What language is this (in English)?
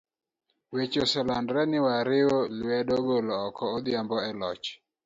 Luo (Kenya and Tanzania)